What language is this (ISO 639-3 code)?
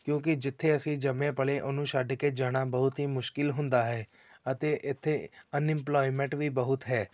pan